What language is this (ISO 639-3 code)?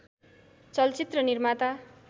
nep